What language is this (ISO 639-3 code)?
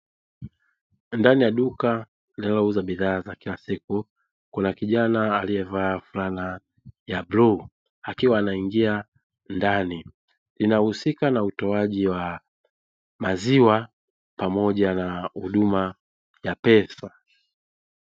swa